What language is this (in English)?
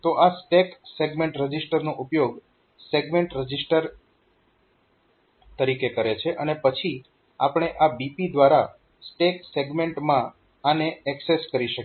Gujarati